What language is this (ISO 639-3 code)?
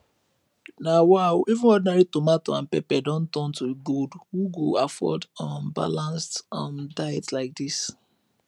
pcm